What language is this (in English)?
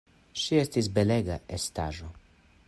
Esperanto